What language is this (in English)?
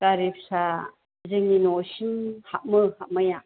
Bodo